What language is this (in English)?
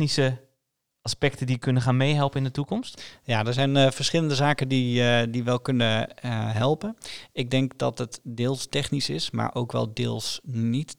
Dutch